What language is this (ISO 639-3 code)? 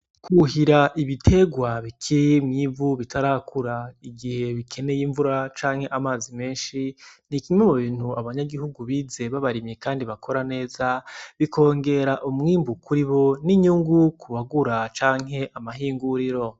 run